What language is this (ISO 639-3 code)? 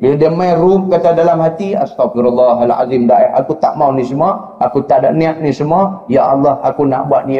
msa